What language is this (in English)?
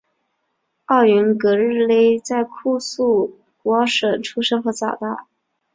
Chinese